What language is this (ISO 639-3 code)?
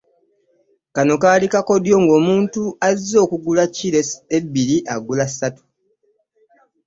lug